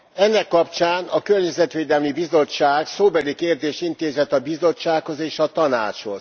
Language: Hungarian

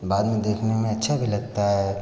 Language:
Hindi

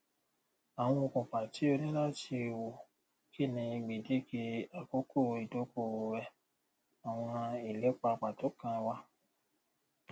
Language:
Yoruba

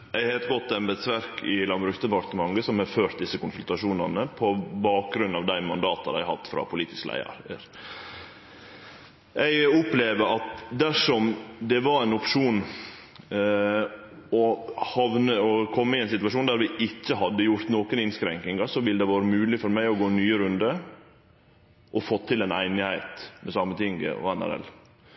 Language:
Norwegian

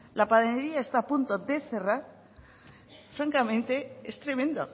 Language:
Spanish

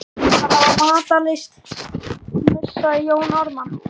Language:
Icelandic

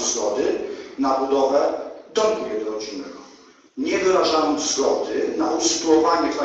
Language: Polish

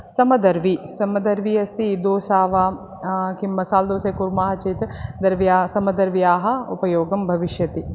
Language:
Sanskrit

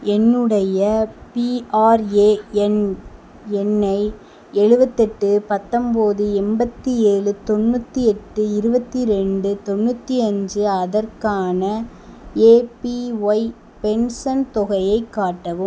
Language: Tamil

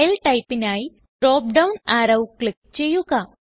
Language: Malayalam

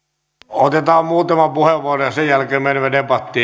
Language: Finnish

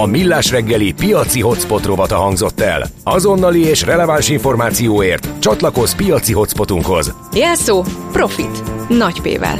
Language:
Hungarian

